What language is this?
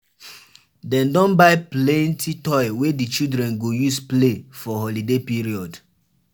Nigerian Pidgin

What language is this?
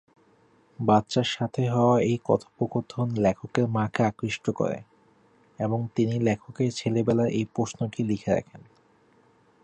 Bangla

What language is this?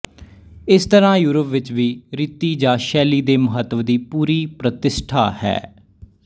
Punjabi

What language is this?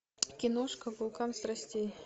Russian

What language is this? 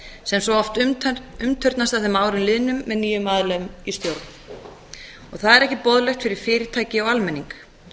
Icelandic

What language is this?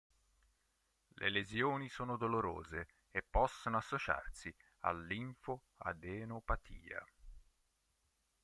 Italian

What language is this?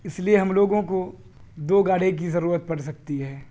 Urdu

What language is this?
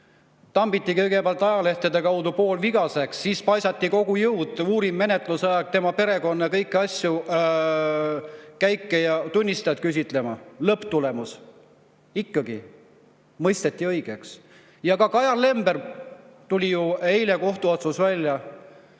Estonian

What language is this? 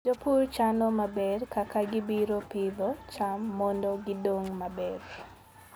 Luo (Kenya and Tanzania)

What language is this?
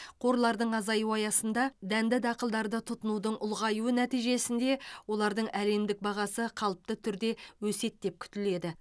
Kazakh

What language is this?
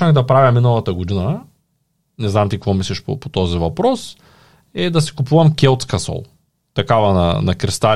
Bulgarian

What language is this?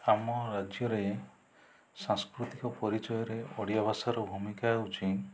Odia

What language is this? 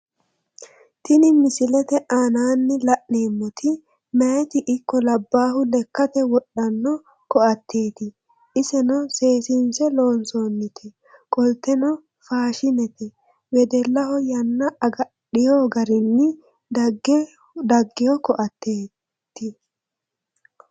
Sidamo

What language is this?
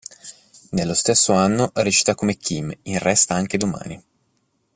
Italian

